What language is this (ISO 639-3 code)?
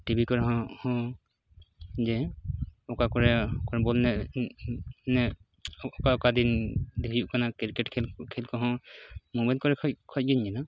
sat